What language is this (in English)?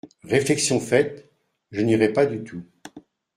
French